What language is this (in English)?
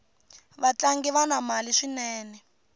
Tsonga